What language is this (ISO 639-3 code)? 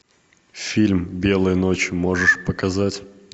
rus